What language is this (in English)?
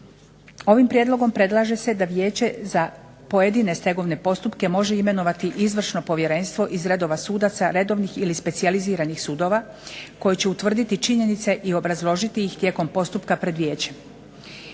Croatian